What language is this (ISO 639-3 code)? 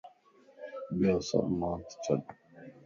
lss